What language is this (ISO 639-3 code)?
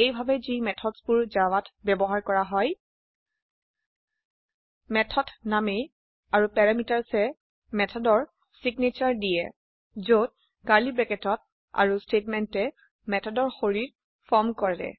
asm